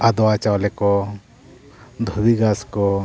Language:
Santali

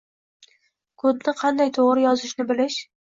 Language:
Uzbek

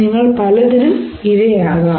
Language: Malayalam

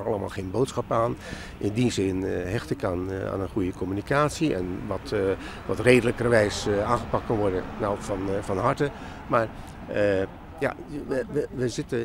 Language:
Dutch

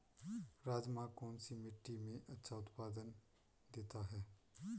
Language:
Hindi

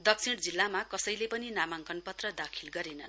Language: Nepali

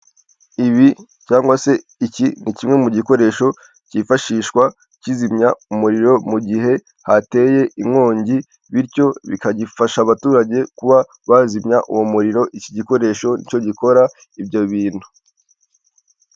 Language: Kinyarwanda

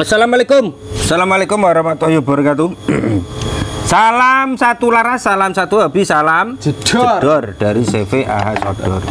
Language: Indonesian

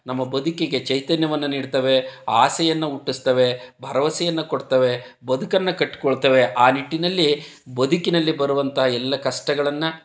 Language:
Kannada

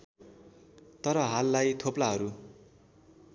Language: Nepali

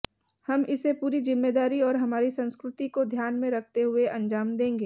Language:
Hindi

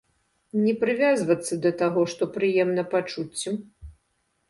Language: Belarusian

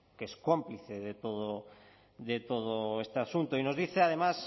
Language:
Spanish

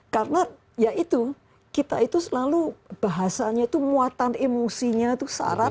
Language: Indonesian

